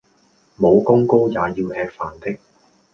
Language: Cantonese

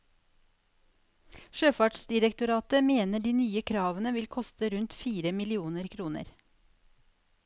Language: Norwegian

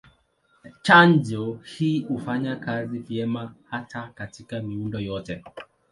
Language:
Swahili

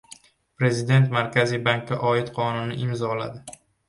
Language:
Uzbek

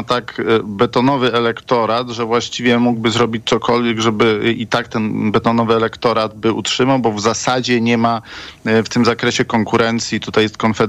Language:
Polish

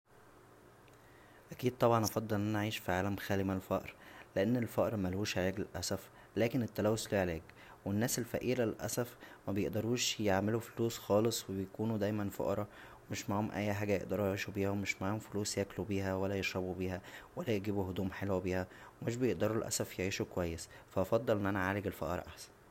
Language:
Egyptian Arabic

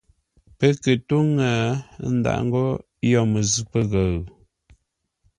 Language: Ngombale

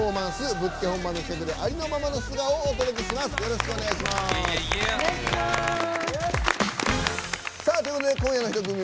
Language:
Japanese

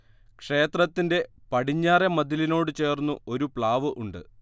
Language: Malayalam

